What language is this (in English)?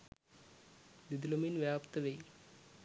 Sinhala